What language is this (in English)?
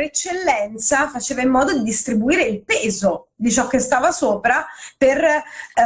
Italian